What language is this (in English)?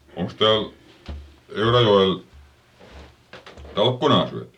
Finnish